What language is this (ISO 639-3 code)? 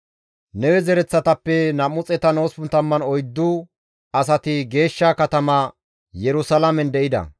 gmv